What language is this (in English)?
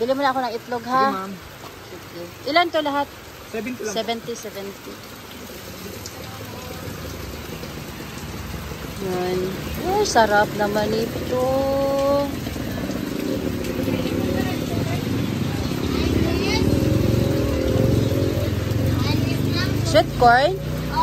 Filipino